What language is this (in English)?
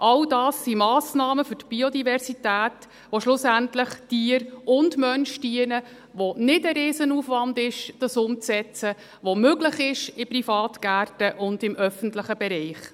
Swiss German